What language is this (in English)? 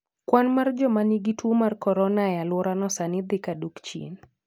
Luo (Kenya and Tanzania)